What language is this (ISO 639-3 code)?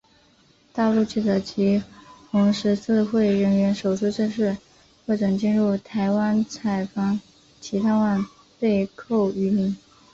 zho